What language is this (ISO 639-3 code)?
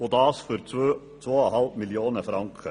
gsw